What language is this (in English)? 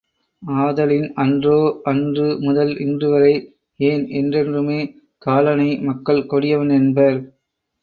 Tamil